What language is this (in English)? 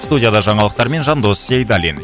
Kazakh